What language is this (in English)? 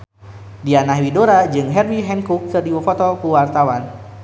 Sundanese